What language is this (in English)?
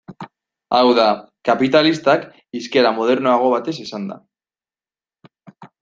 Basque